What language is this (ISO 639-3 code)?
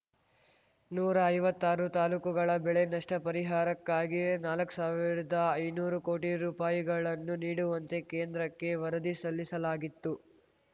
kan